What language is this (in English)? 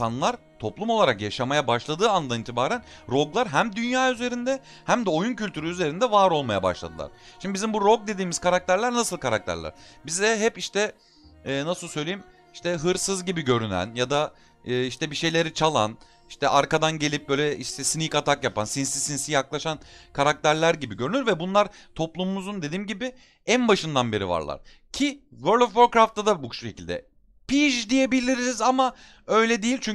Turkish